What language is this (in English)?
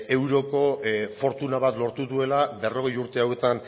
Basque